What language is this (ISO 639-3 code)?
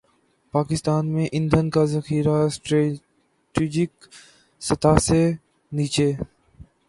urd